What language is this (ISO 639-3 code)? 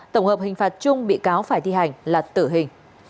vie